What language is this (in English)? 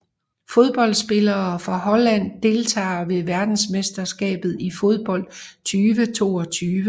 Danish